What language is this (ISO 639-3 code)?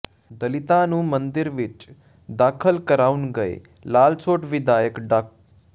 pan